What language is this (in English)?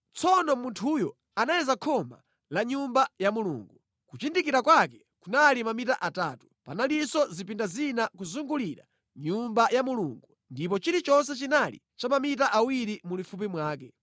Nyanja